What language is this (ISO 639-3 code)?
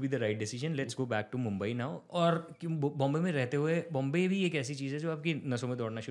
hin